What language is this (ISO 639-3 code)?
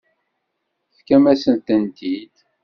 kab